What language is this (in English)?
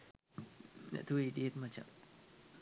Sinhala